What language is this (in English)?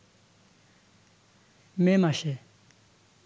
Bangla